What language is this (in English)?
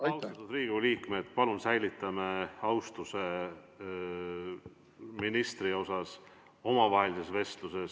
Estonian